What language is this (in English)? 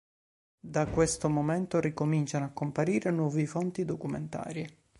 Italian